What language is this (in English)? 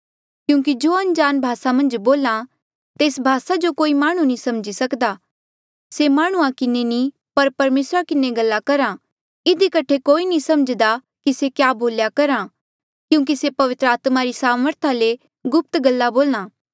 Mandeali